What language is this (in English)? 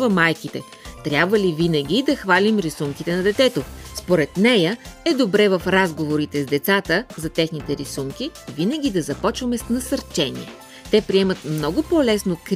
Bulgarian